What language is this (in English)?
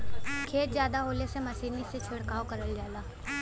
Bhojpuri